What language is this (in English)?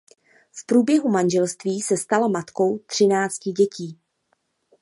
Czech